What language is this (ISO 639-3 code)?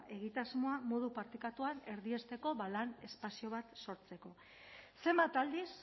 eus